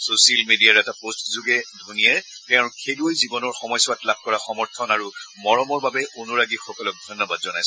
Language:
Assamese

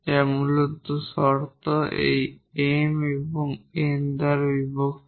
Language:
Bangla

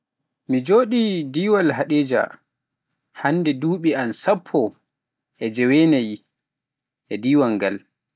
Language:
Pular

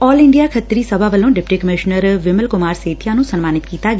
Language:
Punjabi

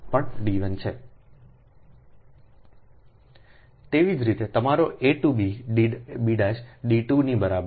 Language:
Gujarati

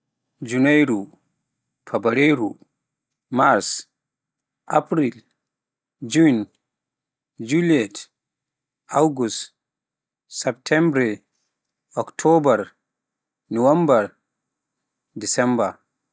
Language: Pular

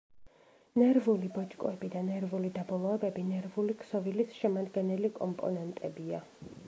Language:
Georgian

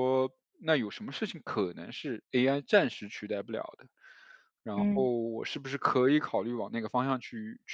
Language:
Chinese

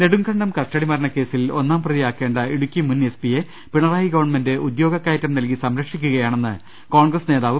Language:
Malayalam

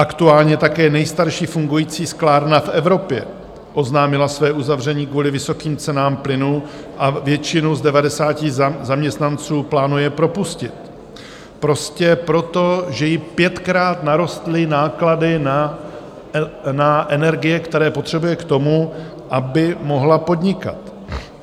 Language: Czech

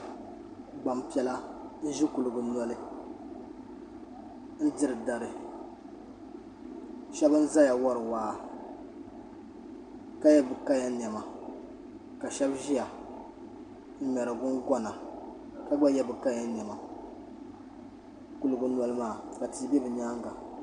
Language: Dagbani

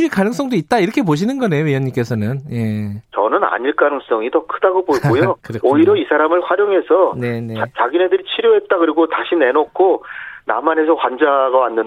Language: Korean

